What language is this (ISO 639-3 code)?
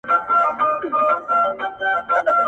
pus